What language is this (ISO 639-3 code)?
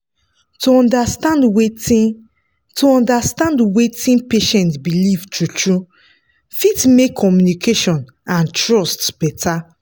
pcm